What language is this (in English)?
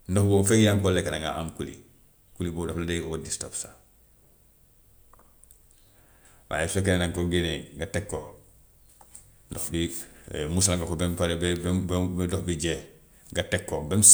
Gambian Wolof